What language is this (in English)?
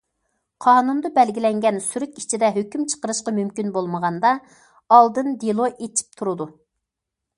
Uyghur